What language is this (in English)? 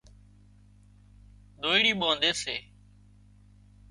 Wadiyara Koli